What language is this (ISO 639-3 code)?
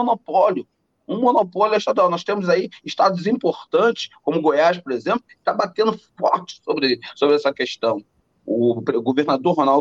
por